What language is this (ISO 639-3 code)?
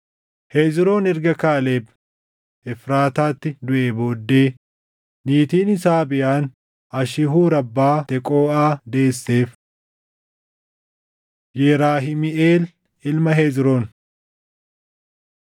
orm